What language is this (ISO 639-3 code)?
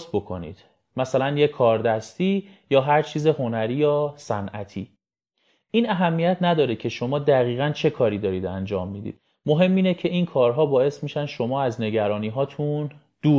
fas